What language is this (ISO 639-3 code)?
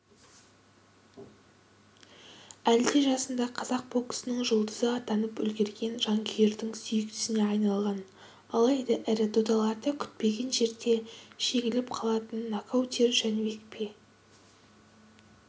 kaz